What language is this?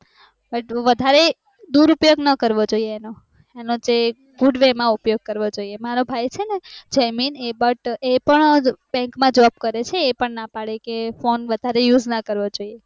Gujarati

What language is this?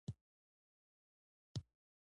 Pashto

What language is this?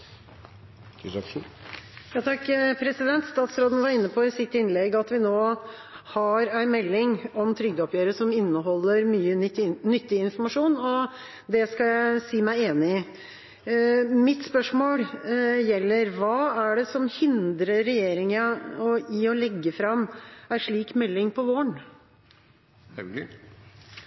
Norwegian Bokmål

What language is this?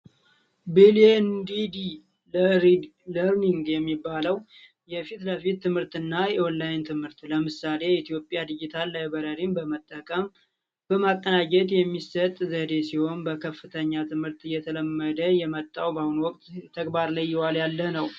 Amharic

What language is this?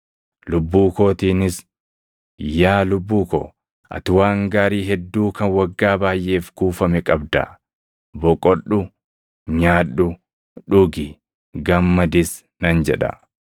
Oromo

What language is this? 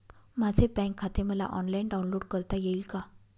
Marathi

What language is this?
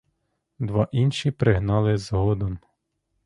Ukrainian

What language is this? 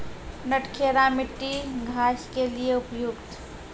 Maithili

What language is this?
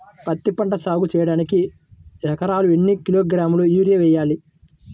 Telugu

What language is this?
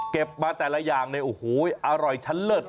Thai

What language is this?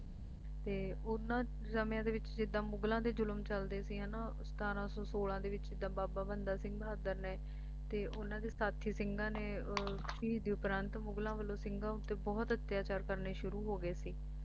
Punjabi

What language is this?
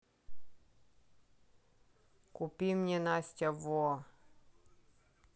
Russian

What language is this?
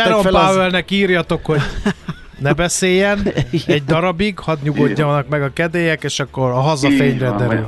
Hungarian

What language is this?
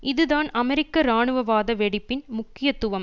Tamil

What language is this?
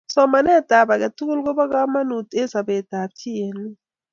Kalenjin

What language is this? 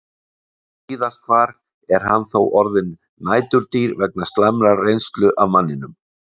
Icelandic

